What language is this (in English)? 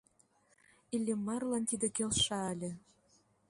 Mari